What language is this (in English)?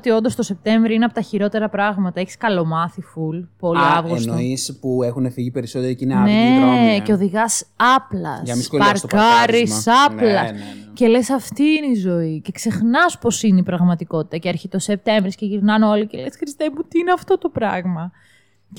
Greek